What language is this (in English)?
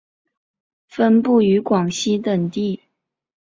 Chinese